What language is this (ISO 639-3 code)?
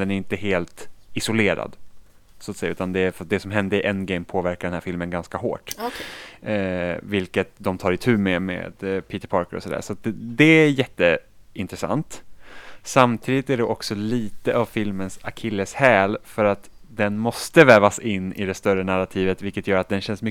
swe